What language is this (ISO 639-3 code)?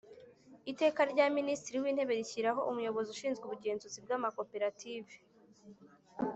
kin